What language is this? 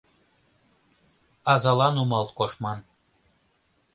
Mari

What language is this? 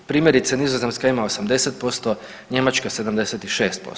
Croatian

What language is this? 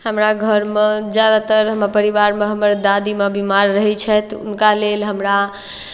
Maithili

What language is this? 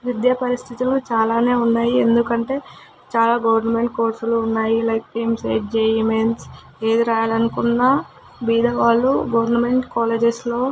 Telugu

